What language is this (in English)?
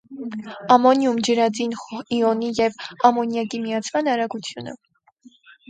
Armenian